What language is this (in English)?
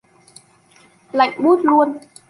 Vietnamese